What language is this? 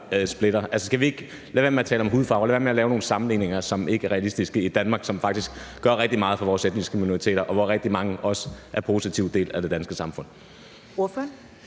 Danish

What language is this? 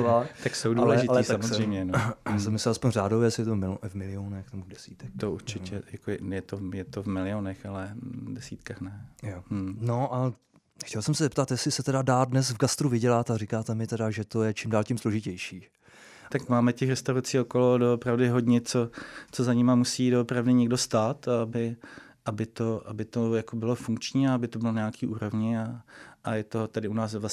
Czech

